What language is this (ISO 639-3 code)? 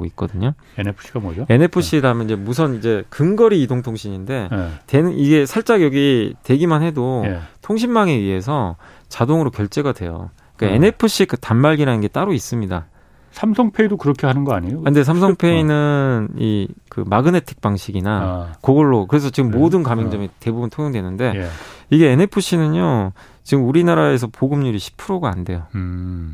kor